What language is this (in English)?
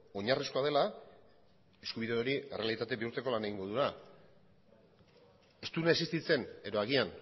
Basque